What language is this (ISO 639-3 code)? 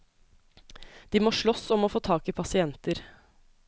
nor